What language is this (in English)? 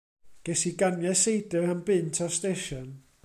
Welsh